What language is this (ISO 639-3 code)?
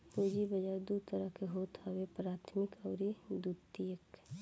bho